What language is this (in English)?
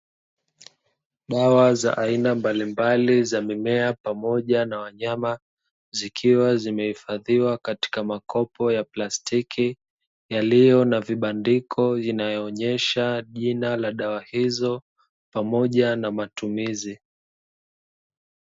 Swahili